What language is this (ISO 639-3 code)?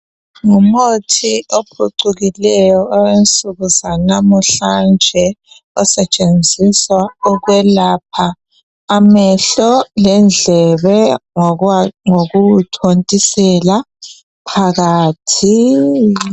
nde